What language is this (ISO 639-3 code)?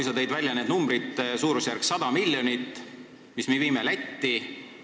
est